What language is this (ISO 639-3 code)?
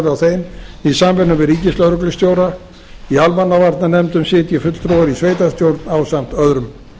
isl